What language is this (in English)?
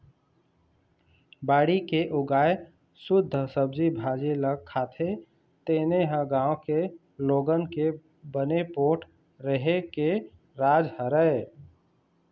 Chhattisgarhi